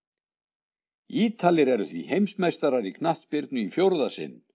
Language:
Icelandic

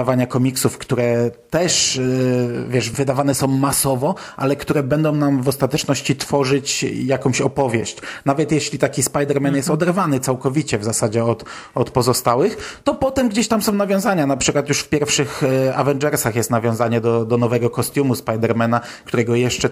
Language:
Polish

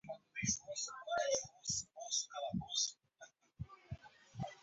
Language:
Portuguese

